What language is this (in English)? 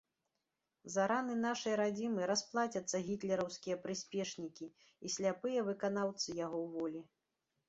Belarusian